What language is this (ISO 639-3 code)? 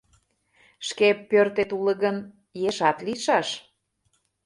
chm